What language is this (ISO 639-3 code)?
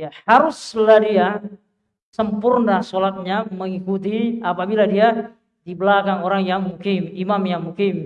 ind